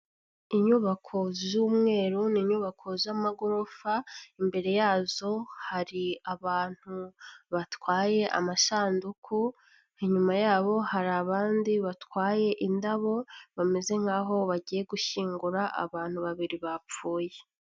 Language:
Kinyarwanda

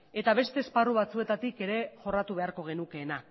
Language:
Basque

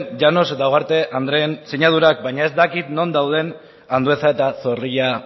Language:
Basque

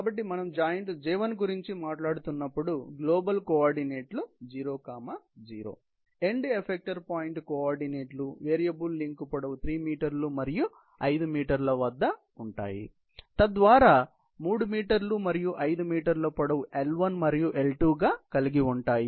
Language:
Telugu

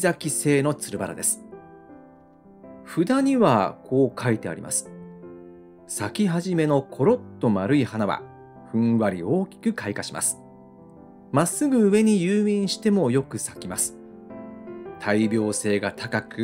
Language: Japanese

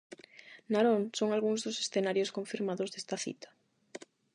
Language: Galician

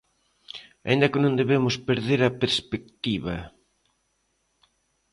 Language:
Galician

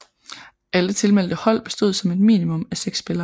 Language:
Danish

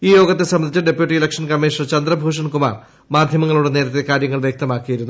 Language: Malayalam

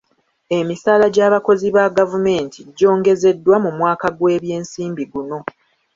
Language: Ganda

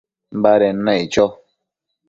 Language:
Matsés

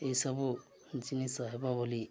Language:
Odia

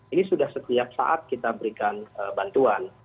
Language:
Indonesian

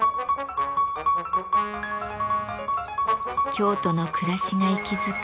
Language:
Japanese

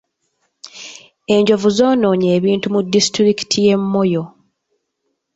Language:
Ganda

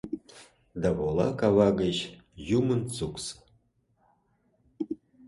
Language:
Mari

